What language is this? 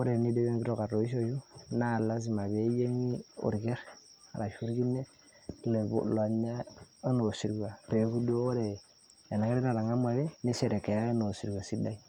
Masai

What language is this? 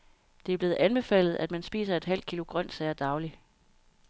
Danish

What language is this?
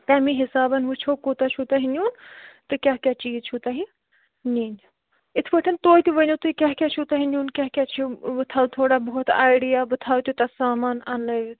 Kashmiri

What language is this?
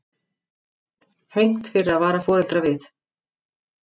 Icelandic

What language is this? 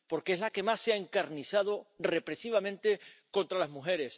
Spanish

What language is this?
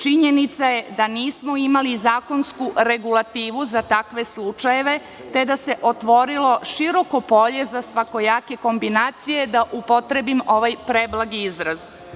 Serbian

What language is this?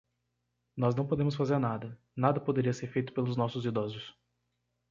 Portuguese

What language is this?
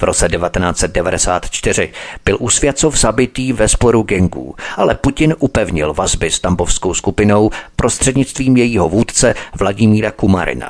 Czech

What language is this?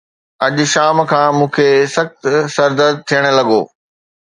Sindhi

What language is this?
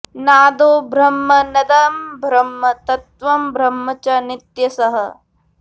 Sanskrit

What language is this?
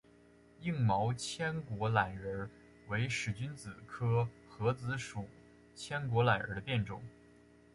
Chinese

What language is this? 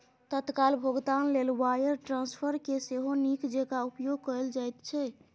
Maithili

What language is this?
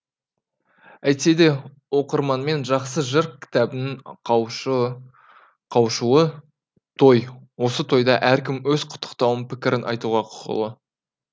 Kazakh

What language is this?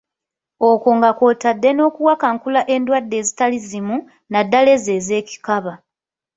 Ganda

